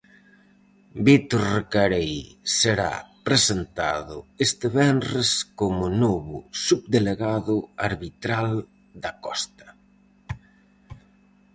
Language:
Galician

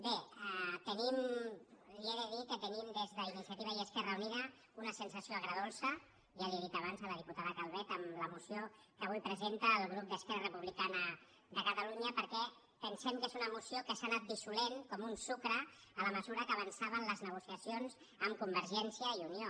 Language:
Catalan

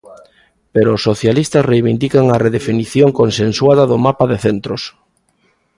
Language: Galician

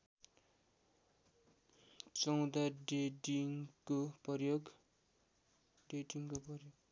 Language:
Nepali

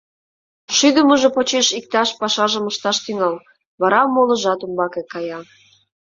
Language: Mari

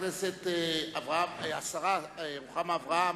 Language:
Hebrew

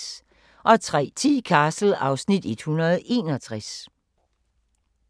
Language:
Danish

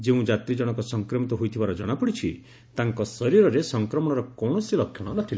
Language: Odia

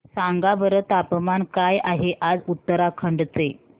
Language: Marathi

